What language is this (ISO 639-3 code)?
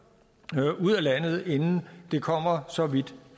dan